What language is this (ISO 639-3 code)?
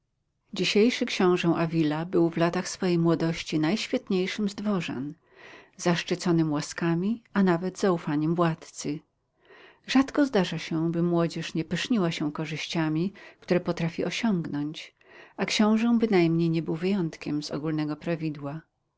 pol